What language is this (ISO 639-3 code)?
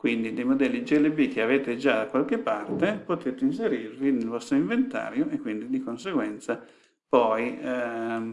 ita